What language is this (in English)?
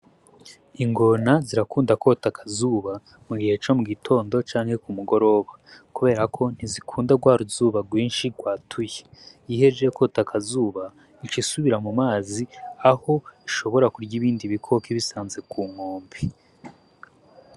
Rundi